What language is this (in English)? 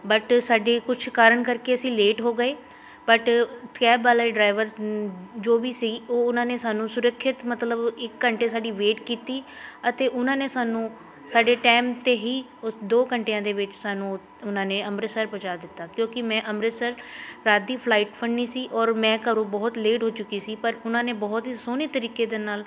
Punjabi